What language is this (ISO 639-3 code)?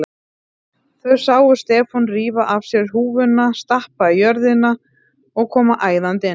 isl